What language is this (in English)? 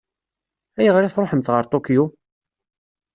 Kabyle